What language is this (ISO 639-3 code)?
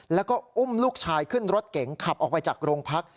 tha